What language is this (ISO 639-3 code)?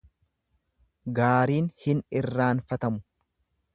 orm